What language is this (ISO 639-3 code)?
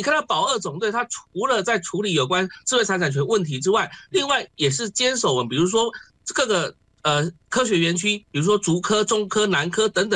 zho